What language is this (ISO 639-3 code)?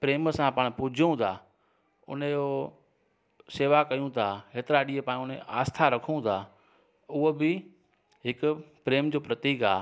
snd